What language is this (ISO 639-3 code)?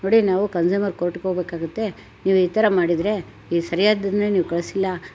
kan